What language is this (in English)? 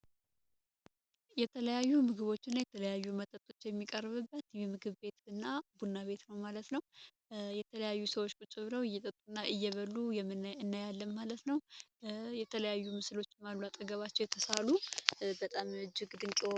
Amharic